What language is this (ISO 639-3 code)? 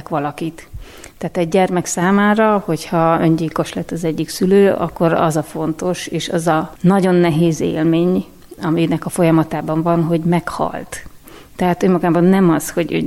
hun